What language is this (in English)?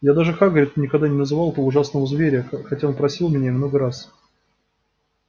Russian